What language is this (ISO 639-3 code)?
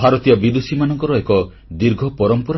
ori